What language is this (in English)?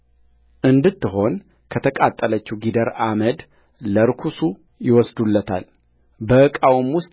Amharic